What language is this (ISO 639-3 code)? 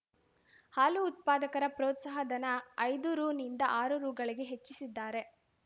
kan